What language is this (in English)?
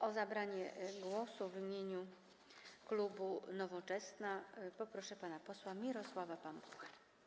Polish